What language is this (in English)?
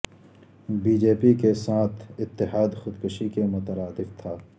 Urdu